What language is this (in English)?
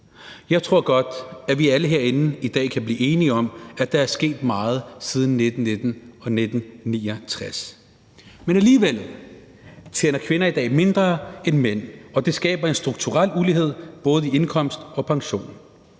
Danish